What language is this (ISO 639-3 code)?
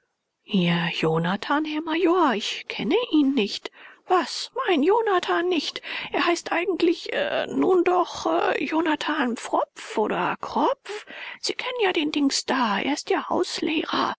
deu